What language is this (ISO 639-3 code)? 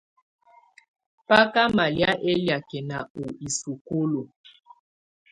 tvu